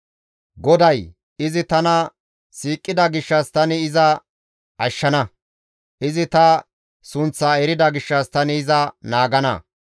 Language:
Gamo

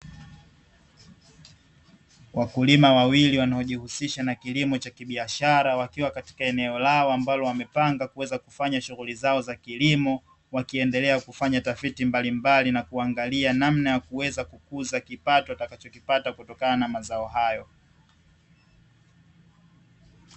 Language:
Swahili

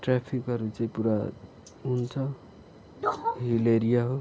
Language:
Nepali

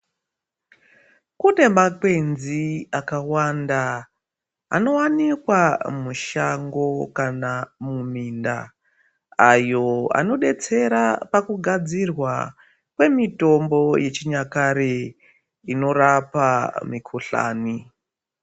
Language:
Ndau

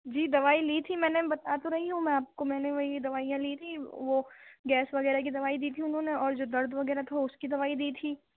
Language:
Urdu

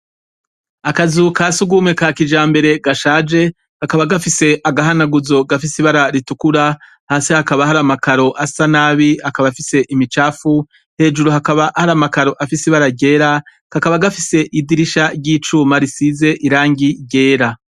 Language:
Rundi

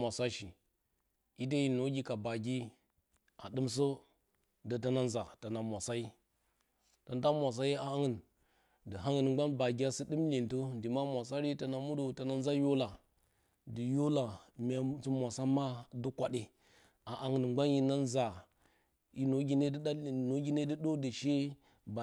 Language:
Bacama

